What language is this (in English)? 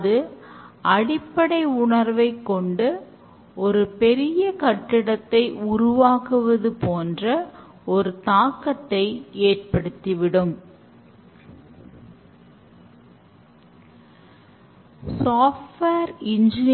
Tamil